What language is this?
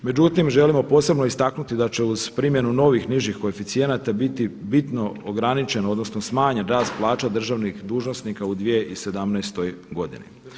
Croatian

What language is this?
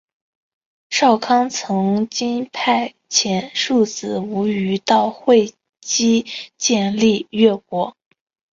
Chinese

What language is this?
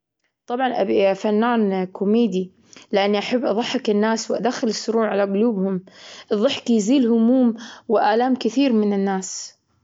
Gulf Arabic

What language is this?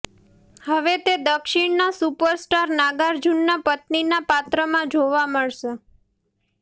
Gujarati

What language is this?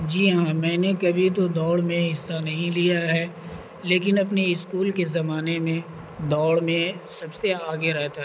Urdu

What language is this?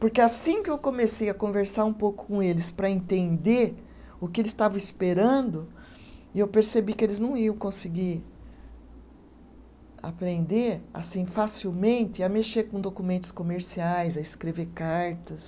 Portuguese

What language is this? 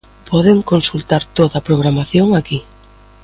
Galician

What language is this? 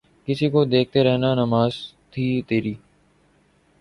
Urdu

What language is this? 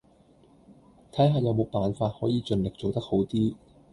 Cantonese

